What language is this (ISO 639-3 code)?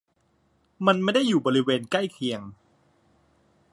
tha